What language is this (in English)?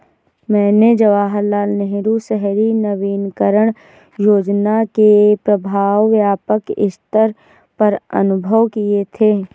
Hindi